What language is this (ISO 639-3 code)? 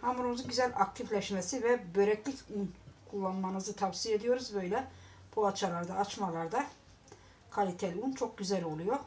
tur